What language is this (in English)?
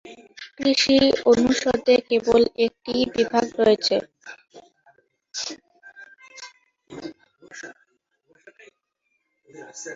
Bangla